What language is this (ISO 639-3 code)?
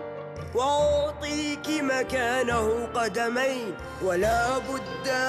ara